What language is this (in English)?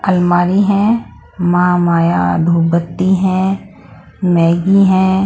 Hindi